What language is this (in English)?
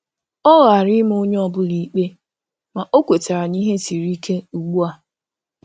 Igbo